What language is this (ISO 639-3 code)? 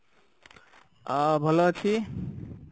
ori